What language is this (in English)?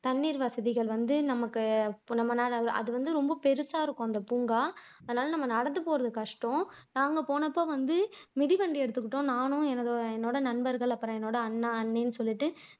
Tamil